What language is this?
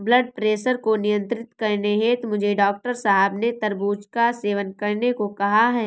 Hindi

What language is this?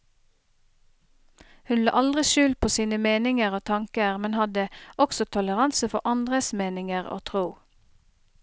Norwegian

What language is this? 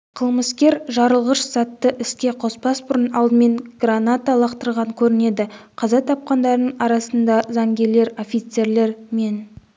Kazakh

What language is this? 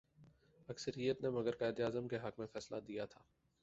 Urdu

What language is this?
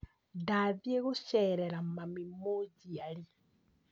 Kikuyu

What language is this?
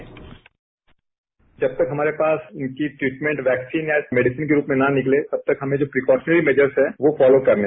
Hindi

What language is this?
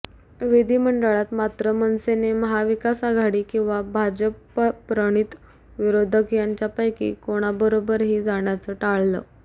Marathi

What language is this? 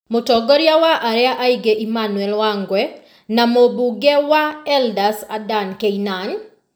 Kikuyu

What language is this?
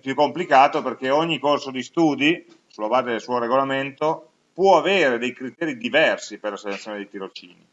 Italian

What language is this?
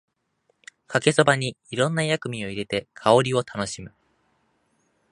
Japanese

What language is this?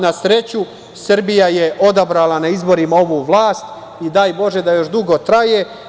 Serbian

